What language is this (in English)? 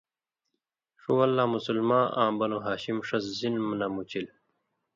Indus Kohistani